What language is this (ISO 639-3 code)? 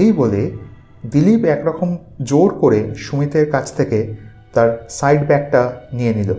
ben